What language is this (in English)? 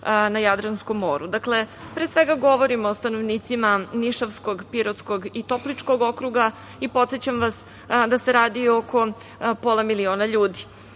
Serbian